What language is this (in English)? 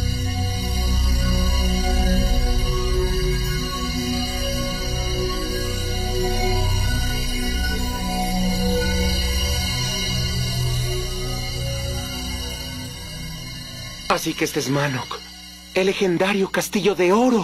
Spanish